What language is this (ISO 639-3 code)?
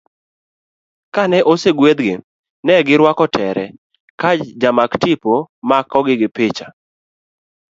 luo